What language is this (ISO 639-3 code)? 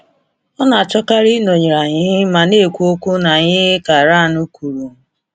ibo